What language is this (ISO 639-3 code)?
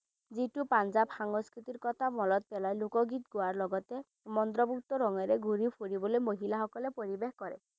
asm